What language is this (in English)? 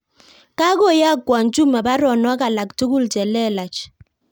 Kalenjin